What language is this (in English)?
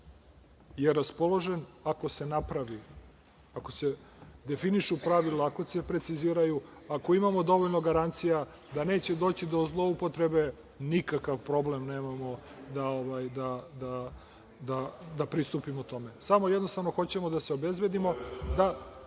Serbian